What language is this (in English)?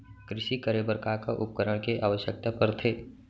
Chhattisgarhi